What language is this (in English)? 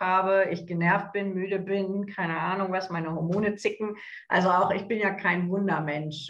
German